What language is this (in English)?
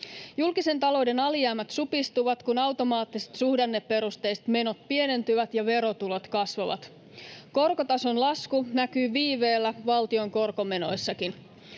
Finnish